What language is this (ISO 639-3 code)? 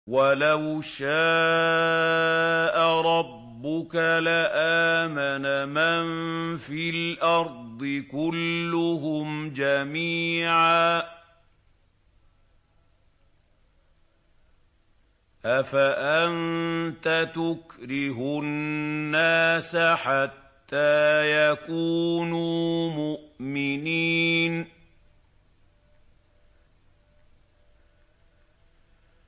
ara